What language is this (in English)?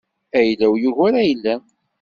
Kabyle